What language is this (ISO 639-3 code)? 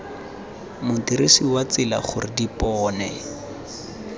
tsn